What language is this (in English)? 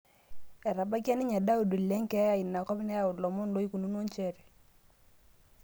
Masai